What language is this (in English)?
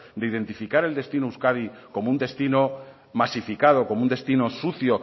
Spanish